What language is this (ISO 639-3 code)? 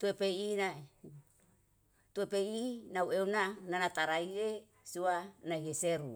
jal